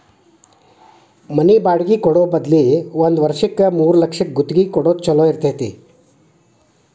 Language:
Kannada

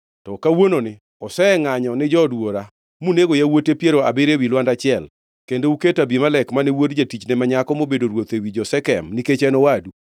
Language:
Luo (Kenya and Tanzania)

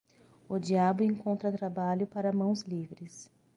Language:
Portuguese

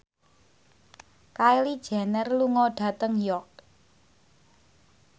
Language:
Javanese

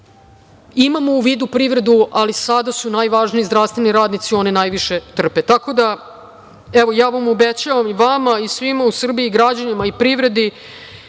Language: Serbian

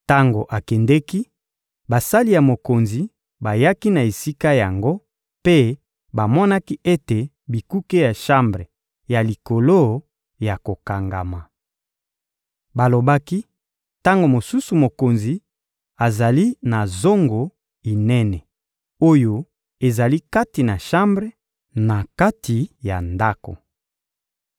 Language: Lingala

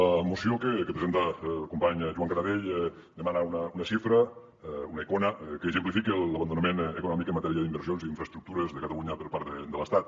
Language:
Catalan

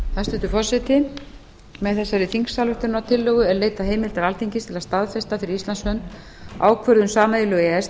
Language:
Icelandic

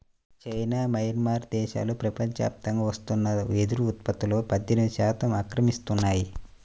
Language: Telugu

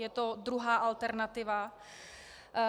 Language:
Czech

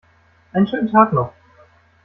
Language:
German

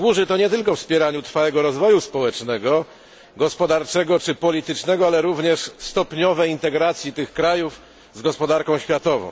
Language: Polish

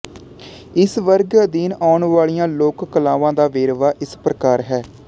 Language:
Punjabi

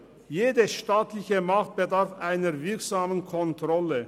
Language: Swiss German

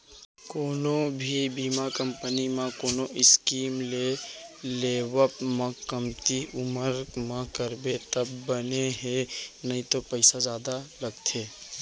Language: Chhattisgarhi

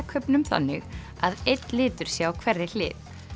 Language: Icelandic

